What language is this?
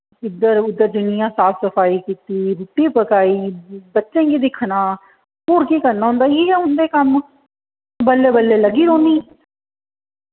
Dogri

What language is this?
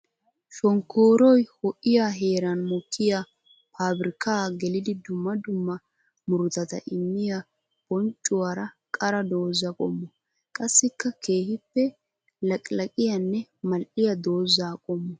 Wolaytta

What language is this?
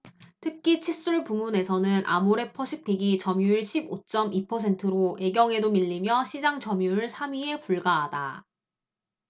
Korean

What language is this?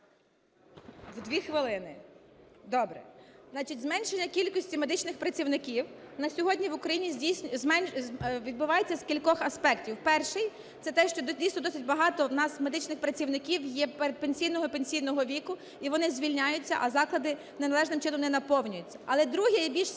Ukrainian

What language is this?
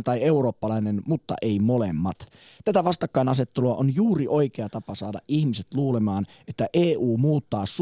Finnish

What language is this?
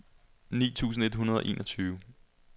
Danish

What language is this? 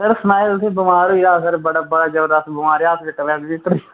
Dogri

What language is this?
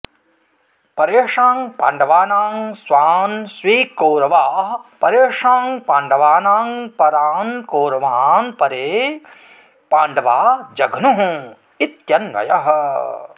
Sanskrit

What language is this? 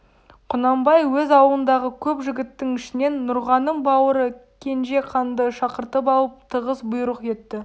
Kazakh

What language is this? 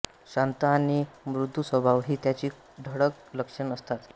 Marathi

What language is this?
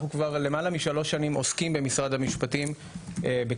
Hebrew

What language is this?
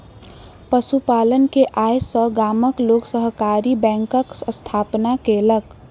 Maithili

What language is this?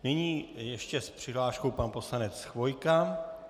Czech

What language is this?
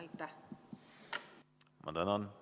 Estonian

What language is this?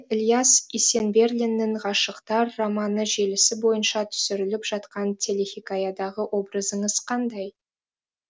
Kazakh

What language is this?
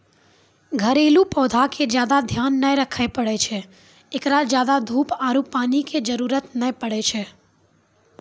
Maithili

